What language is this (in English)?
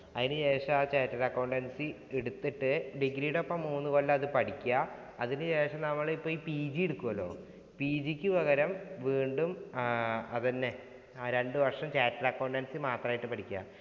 Malayalam